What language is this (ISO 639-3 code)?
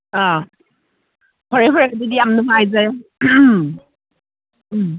mni